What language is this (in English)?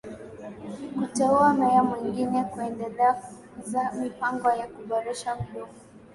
Swahili